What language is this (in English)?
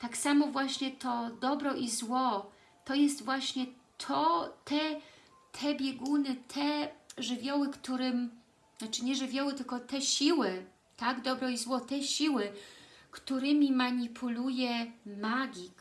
Polish